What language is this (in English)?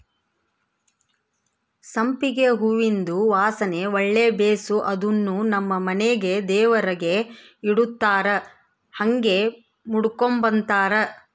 Kannada